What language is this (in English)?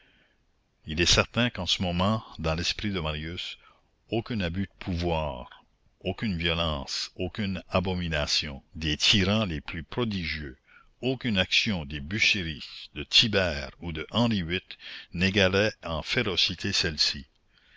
French